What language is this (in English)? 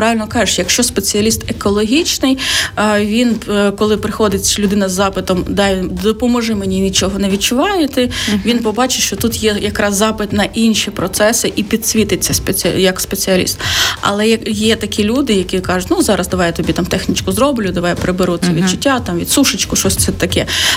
Ukrainian